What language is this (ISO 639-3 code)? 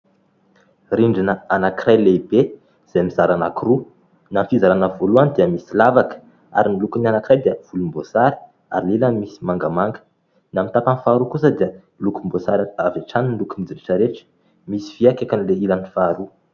mlg